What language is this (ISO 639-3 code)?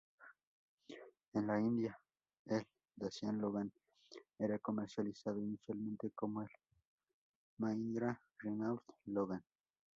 spa